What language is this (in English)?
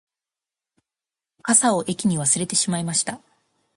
Japanese